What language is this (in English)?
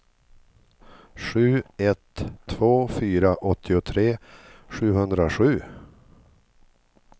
Swedish